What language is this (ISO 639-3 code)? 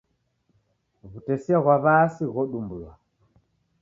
dav